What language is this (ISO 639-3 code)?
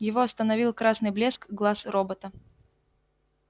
rus